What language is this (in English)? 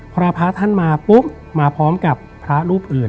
Thai